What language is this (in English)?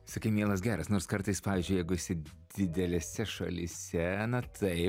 Lithuanian